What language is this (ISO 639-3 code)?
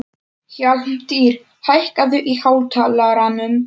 isl